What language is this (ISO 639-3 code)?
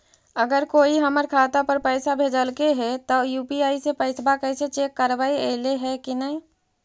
mag